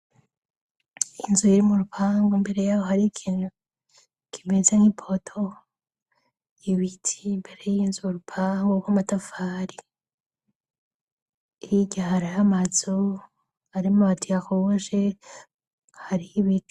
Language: Rundi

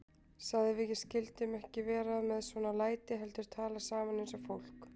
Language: Icelandic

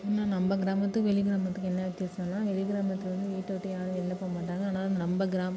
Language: Tamil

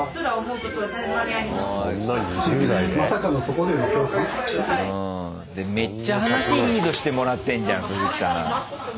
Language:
Japanese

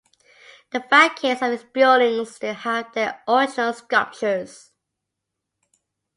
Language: English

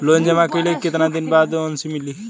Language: Bhojpuri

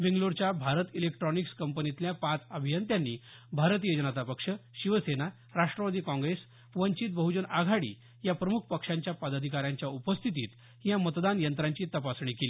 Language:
Marathi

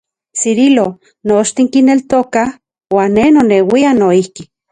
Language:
Central Puebla Nahuatl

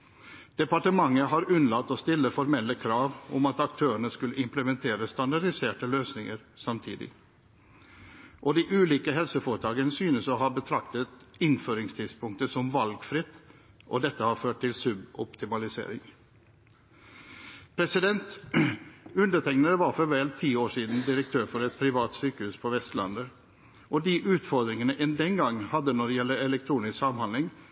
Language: Norwegian Bokmål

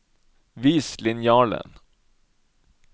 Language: Norwegian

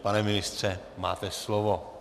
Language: Czech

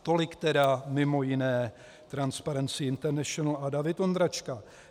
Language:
Czech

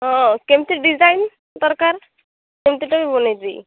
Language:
Odia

